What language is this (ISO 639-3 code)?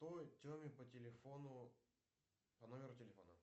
rus